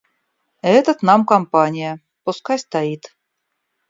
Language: Russian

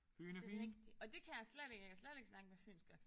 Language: Danish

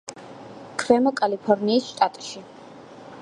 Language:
Georgian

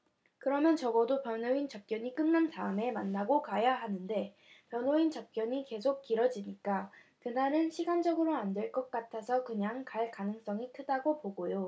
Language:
Korean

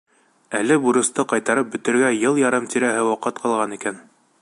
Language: Bashkir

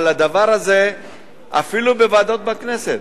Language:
Hebrew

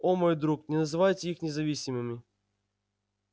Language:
Russian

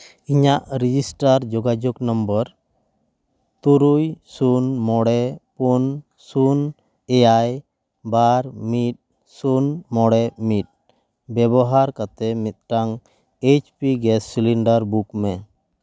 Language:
Santali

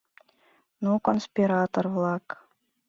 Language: Mari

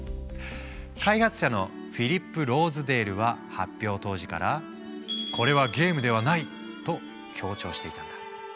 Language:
Japanese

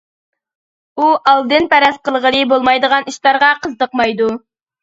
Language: Uyghur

